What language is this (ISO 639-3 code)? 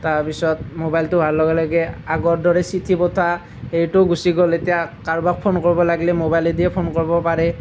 asm